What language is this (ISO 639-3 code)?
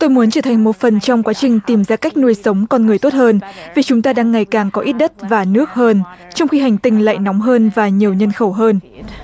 vie